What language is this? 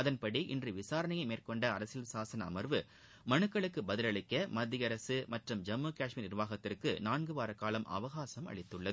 Tamil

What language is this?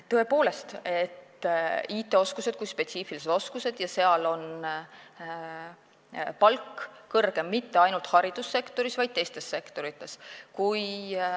Estonian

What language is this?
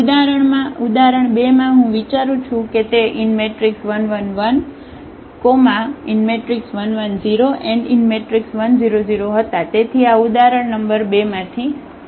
Gujarati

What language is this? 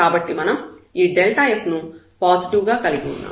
Telugu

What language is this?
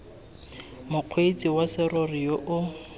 Tswana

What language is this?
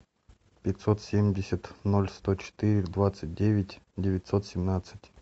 Russian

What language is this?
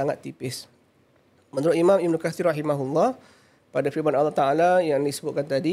Malay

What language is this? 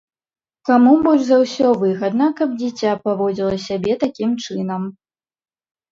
Belarusian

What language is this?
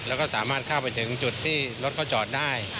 Thai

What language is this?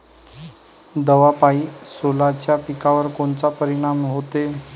Marathi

